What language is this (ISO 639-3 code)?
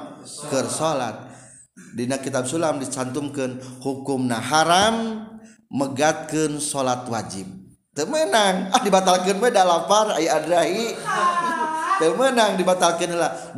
ind